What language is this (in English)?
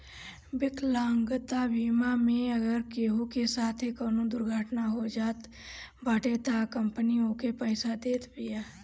Bhojpuri